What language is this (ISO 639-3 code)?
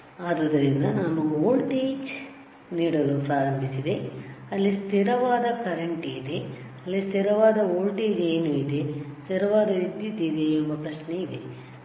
kan